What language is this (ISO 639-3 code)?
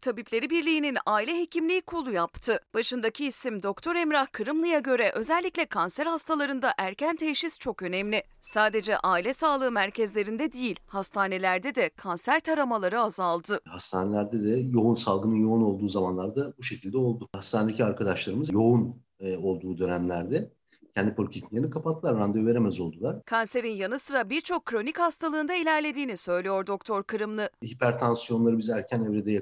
tur